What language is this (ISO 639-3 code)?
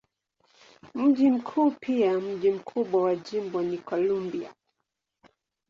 swa